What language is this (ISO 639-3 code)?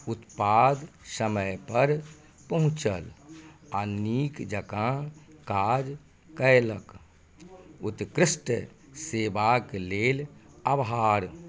mai